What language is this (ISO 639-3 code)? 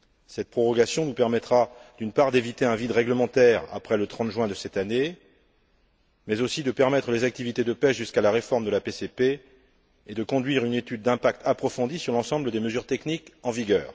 fra